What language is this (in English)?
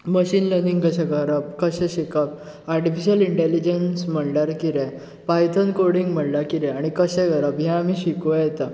Konkani